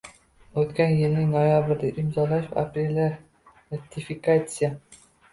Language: Uzbek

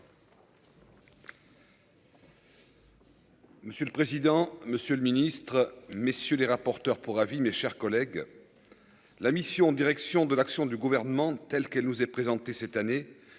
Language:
French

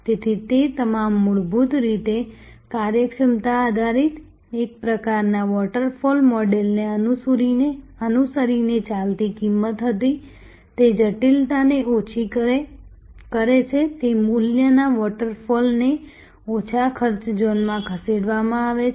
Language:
Gujarati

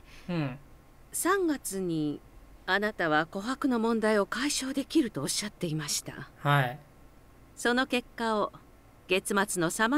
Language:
Japanese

